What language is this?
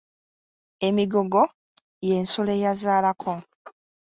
Ganda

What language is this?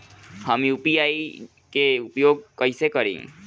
Bhojpuri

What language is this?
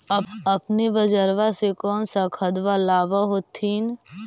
Magahi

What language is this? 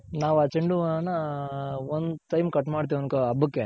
Kannada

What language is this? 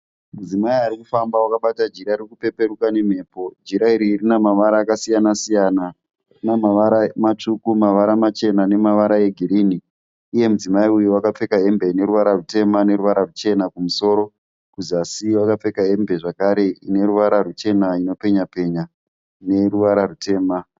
Shona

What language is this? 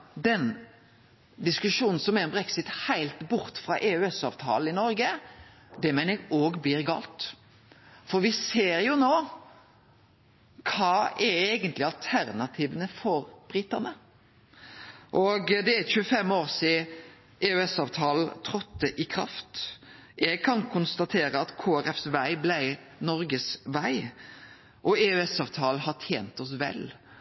Norwegian Nynorsk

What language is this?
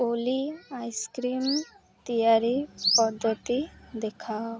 Odia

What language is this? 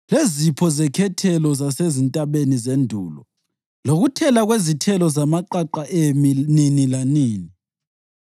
North Ndebele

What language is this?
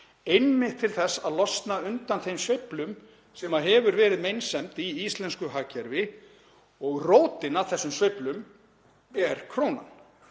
Icelandic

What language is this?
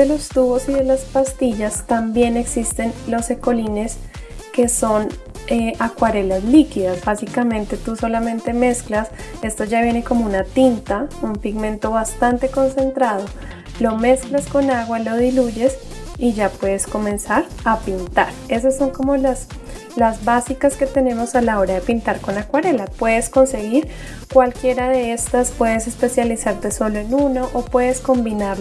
Spanish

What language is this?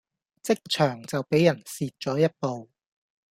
Cantonese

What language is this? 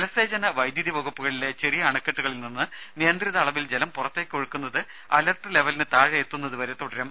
Malayalam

